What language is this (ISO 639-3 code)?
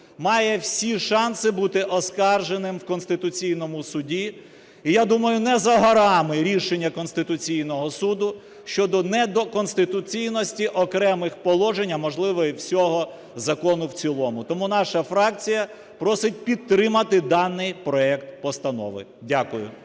ukr